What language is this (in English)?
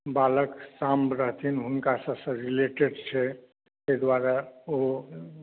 Maithili